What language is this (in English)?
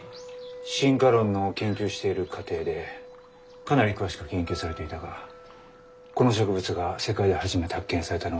Japanese